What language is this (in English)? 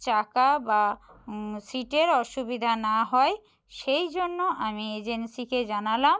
Bangla